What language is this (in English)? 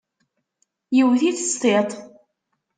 Kabyle